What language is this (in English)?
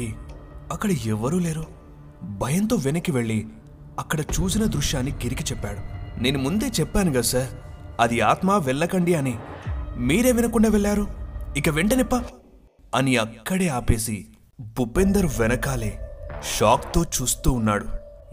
Telugu